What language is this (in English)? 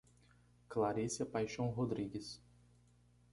Portuguese